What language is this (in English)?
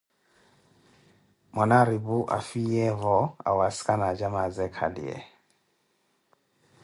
Koti